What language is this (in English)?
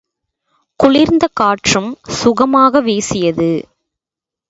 Tamil